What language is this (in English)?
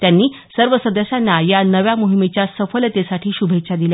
Marathi